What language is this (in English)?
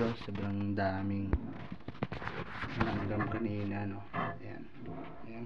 Filipino